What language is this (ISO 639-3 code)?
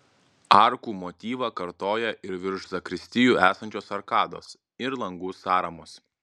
lit